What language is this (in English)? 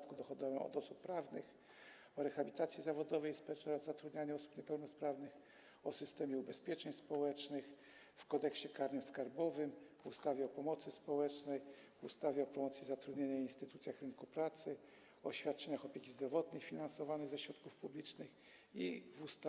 Polish